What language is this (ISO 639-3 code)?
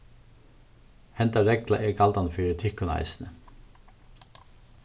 fao